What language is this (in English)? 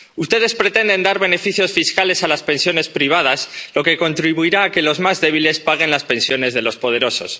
Spanish